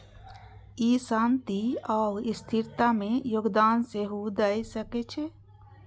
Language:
Maithili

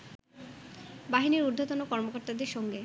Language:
Bangla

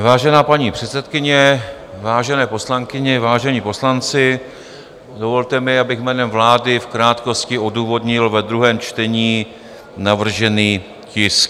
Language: Czech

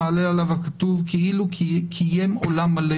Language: Hebrew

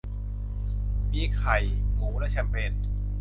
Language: Thai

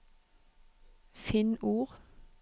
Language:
Norwegian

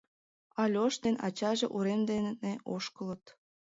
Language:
Mari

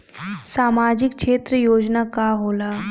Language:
Bhojpuri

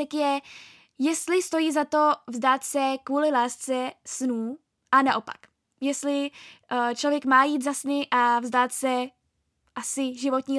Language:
Czech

